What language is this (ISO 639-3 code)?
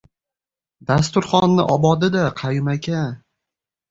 uzb